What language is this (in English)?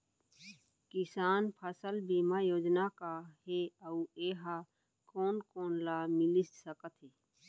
Chhattisgarhi